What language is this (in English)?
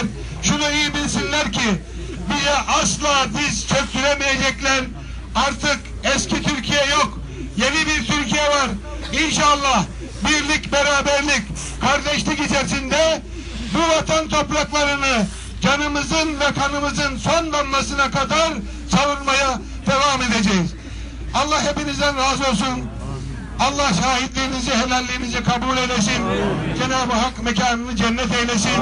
Turkish